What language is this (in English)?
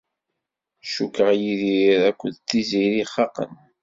Kabyle